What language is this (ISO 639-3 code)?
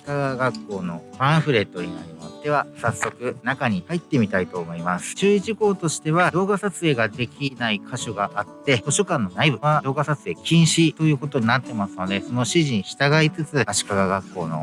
jpn